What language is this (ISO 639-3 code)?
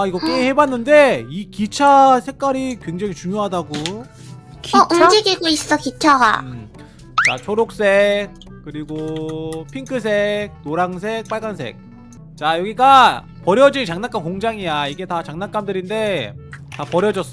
kor